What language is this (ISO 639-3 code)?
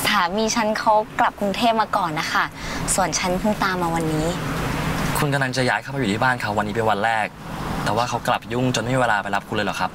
tha